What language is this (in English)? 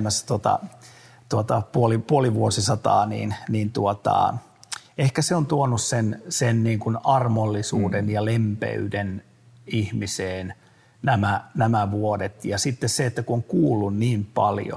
Finnish